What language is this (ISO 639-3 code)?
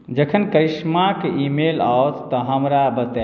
mai